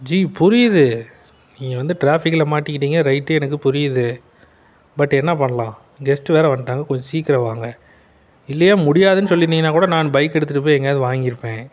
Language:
Tamil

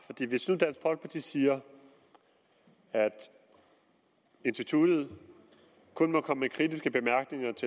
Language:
Danish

